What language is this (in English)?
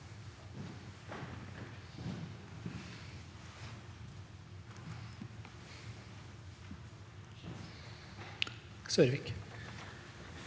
Norwegian